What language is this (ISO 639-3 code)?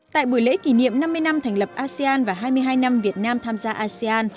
vie